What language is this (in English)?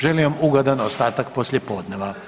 Croatian